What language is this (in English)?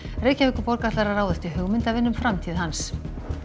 Icelandic